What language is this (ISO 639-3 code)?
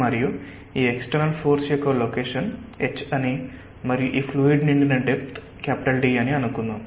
tel